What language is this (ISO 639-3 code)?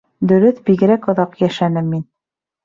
bak